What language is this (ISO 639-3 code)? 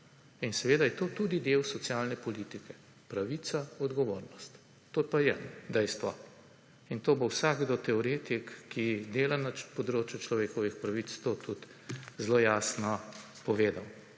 slv